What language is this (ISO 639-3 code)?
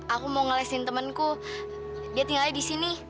ind